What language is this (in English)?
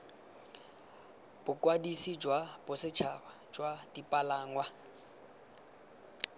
Tswana